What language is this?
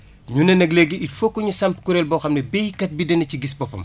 Wolof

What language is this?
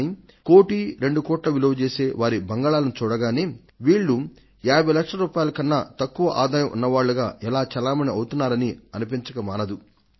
Telugu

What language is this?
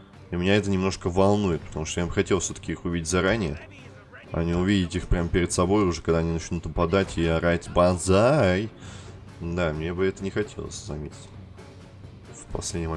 Russian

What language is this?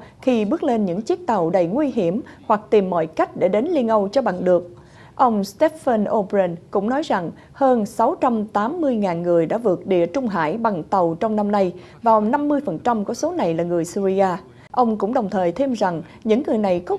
Vietnamese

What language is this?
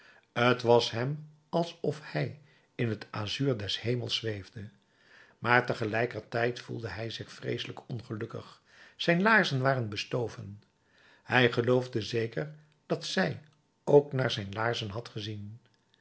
Dutch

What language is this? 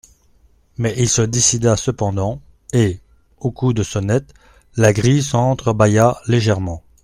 French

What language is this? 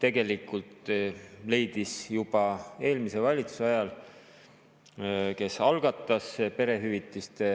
Estonian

